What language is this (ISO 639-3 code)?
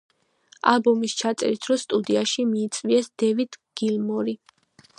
kat